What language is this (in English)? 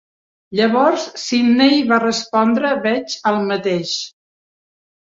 Catalan